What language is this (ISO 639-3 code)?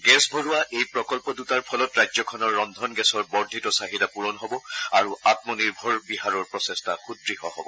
asm